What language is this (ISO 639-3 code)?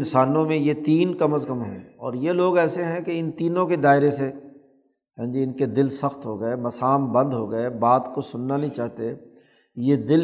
urd